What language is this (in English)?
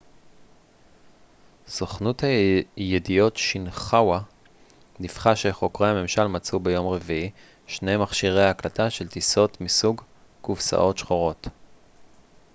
Hebrew